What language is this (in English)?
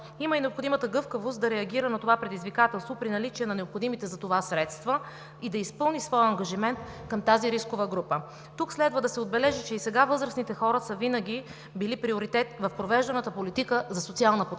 Bulgarian